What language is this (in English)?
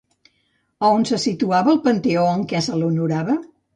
Catalan